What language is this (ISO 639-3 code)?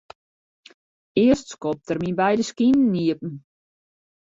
fry